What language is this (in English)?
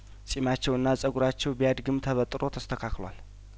Amharic